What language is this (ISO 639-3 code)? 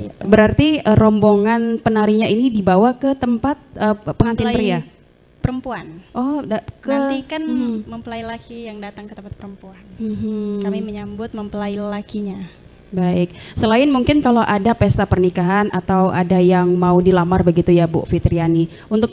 ind